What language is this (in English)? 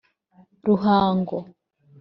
Kinyarwanda